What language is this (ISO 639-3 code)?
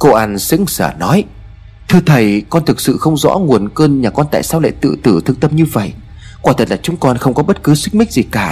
vie